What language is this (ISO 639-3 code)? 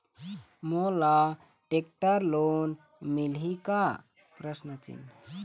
hne